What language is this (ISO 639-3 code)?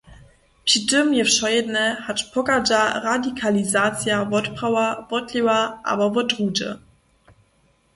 hsb